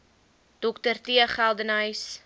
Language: Afrikaans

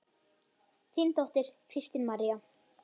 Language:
Icelandic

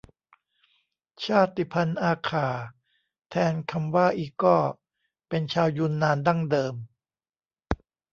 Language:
Thai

